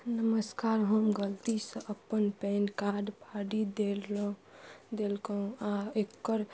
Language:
Maithili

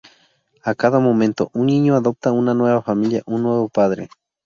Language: Spanish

